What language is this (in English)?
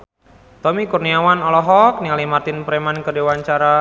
Sundanese